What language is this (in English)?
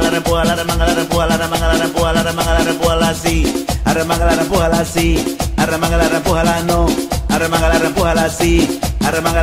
Spanish